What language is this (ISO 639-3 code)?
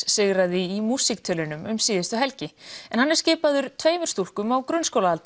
isl